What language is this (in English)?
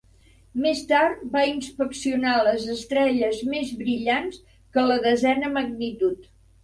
Catalan